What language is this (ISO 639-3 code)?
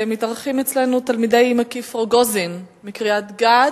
heb